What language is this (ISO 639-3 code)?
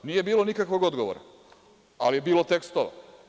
srp